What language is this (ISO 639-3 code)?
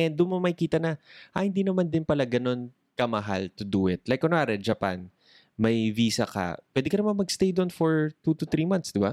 fil